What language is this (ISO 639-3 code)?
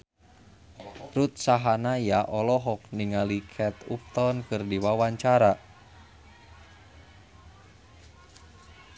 sun